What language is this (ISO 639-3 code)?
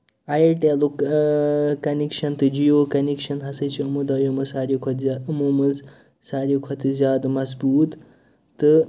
kas